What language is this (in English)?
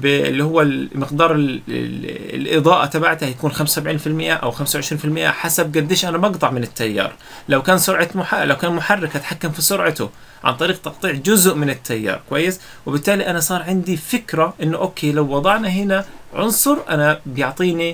Arabic